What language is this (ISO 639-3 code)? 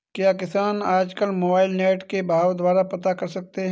hin